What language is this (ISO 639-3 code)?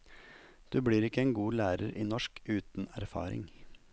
nor